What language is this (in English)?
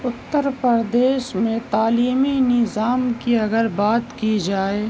Urdu